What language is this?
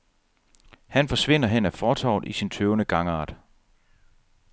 Danish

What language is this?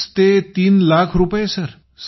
Marathi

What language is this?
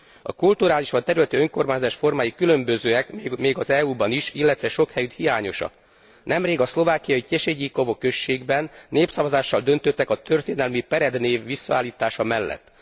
Hungarian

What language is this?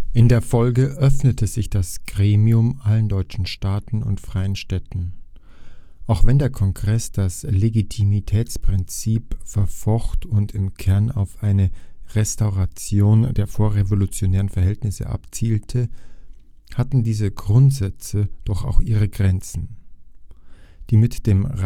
German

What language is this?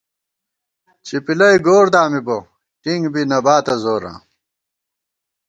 Gawar-Bati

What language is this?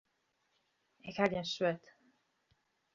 Western Frisian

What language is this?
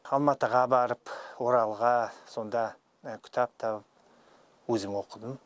Kazakh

